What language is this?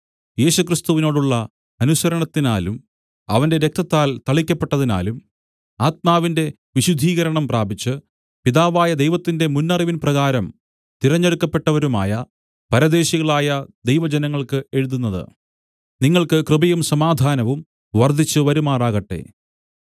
Malayalam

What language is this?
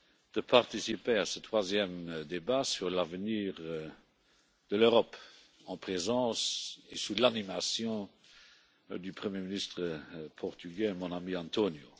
French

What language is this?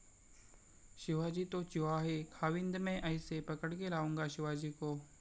Marathi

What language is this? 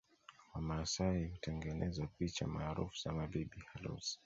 Swahili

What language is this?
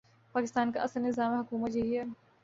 Urdu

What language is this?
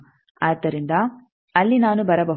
Kannada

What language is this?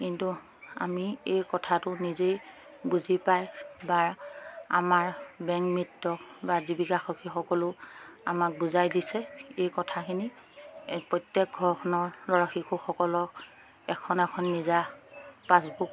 Assamese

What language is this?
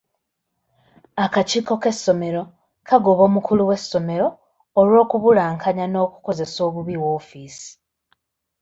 Ganda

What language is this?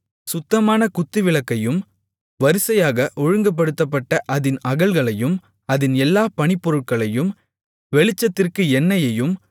Tamil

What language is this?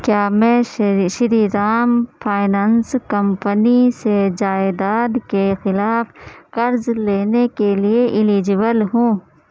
Urdu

